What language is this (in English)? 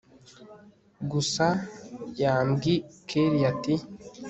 Kinyarwanda